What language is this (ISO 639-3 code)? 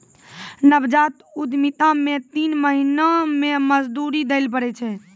mai